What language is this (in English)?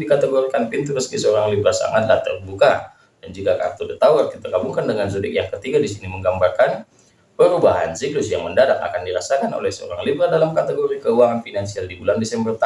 Indonesian